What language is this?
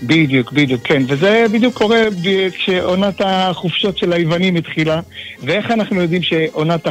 Hebrew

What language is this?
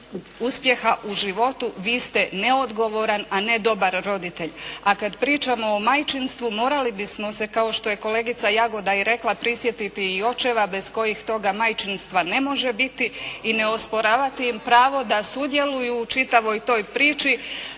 Croatian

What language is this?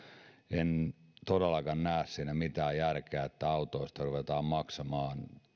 Finnish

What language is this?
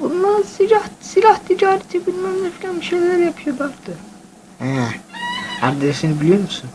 Turkish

